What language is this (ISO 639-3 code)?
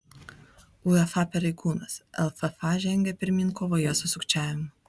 lit